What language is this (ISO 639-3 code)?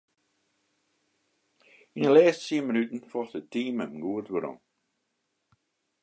fry